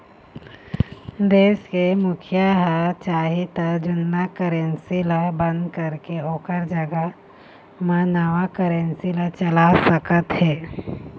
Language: Chhattisgarhi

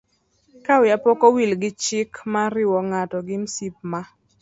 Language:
Luo (Kenya and Tanzania)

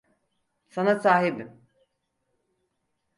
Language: Turkish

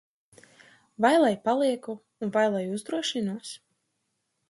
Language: Latvian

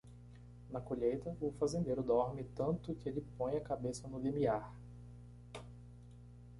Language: Portuguese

